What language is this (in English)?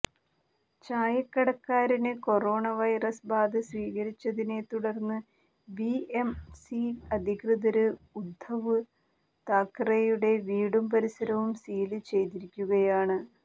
Malayalam